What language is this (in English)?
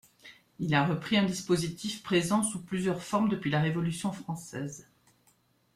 French